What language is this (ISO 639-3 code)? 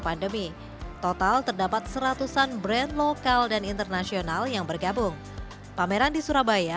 ind